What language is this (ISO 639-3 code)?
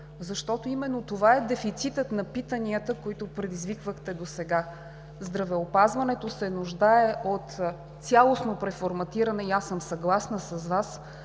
bul